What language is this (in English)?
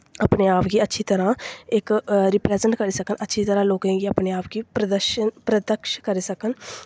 Dogri